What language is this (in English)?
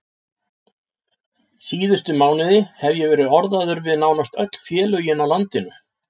Icelandic